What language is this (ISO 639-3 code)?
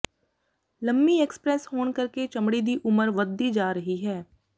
pan